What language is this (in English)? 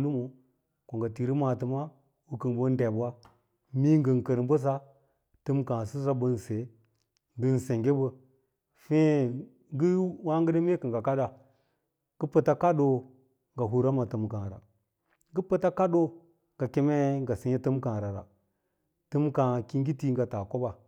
Lala-Roba